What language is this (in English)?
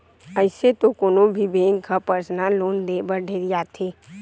Chhattisgarhi